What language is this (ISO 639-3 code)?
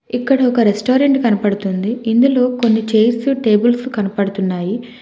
tel